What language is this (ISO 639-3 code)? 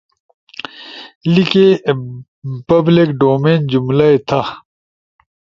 ush